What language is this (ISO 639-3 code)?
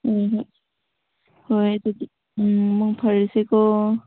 mni